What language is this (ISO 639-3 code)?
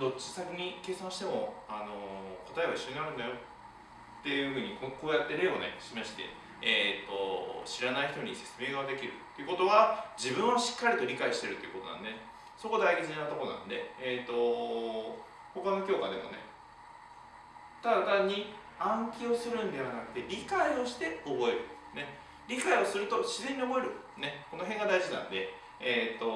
jpn